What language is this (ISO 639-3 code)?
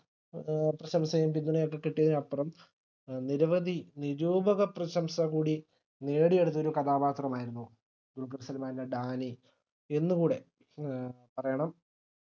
mal